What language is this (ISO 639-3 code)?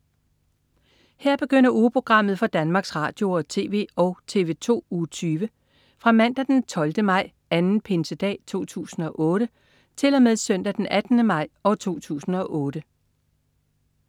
dan